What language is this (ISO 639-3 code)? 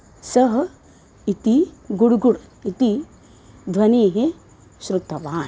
san